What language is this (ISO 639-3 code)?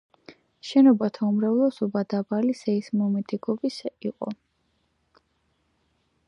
kat